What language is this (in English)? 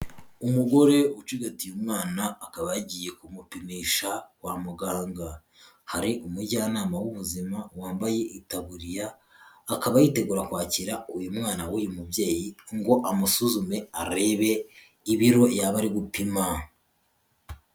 Kinyarwanda